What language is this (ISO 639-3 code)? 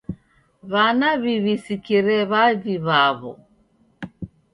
dav